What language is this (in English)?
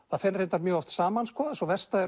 Icelandic